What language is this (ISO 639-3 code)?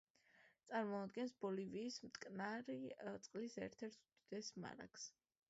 kat